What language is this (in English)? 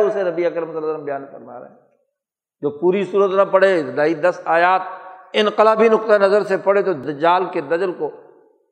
Urdu